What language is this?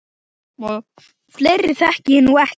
Icelandic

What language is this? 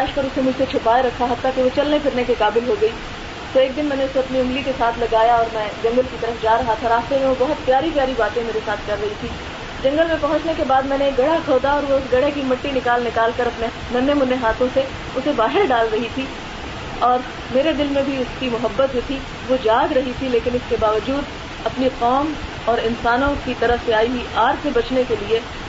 Urdu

